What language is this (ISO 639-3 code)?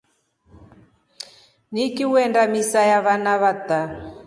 rof